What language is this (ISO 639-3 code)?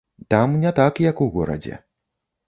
bel